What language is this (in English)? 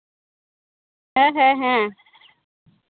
Santali